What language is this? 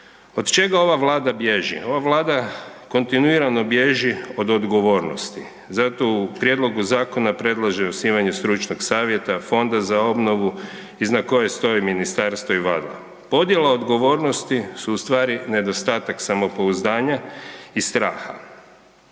Croatian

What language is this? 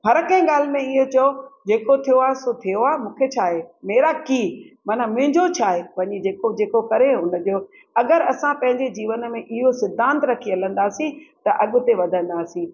Sindhi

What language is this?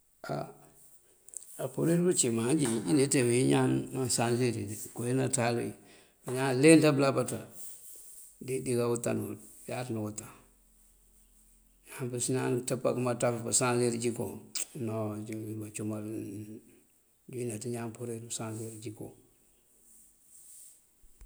Mandjak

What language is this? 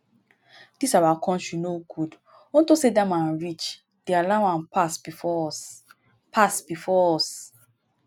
Nigerian Pidgin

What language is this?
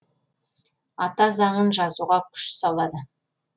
Kazakh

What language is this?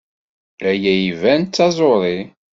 Kabyle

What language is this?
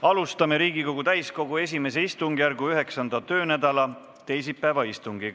Estonian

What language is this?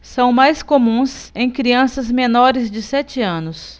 Portuguese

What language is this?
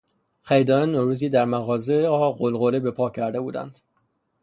Persian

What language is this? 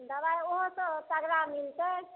Maithili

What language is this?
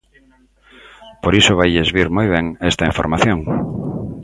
Galician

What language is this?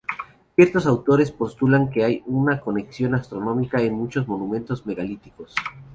Spanish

